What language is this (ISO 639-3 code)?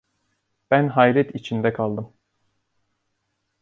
tur